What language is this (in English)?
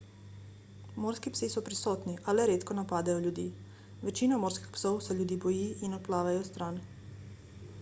Slovenian